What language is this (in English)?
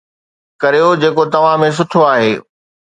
Sindhi